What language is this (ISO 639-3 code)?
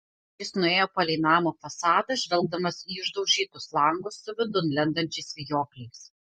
lit